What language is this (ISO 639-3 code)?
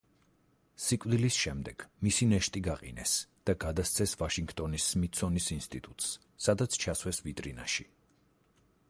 kat